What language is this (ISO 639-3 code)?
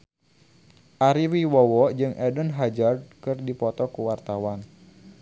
sun